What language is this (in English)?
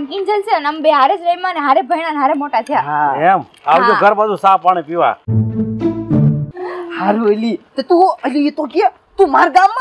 Gujarati